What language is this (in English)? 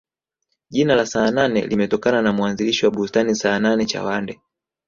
Swahili